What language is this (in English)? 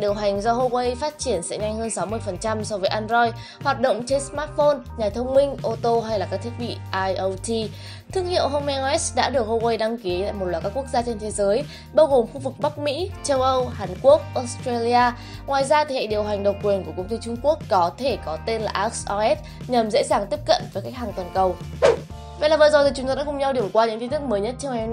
Vietnamese